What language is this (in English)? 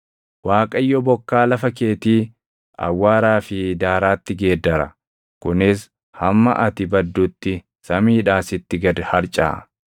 Oromo